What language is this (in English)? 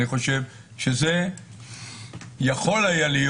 Hebrew